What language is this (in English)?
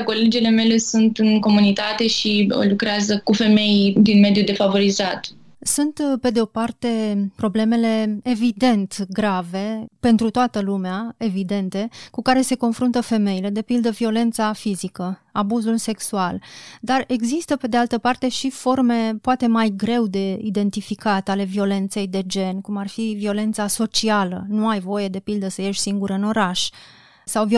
Romanian